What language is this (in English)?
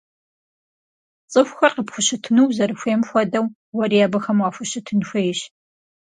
Kabardian